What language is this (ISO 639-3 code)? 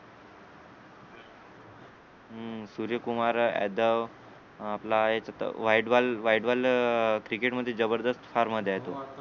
mar